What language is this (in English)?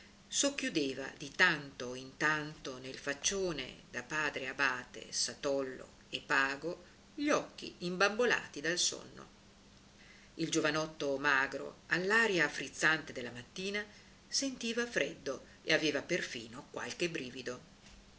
Italian